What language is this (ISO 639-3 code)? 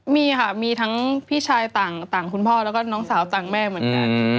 tha